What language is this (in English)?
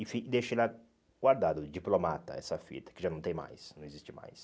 Portuguese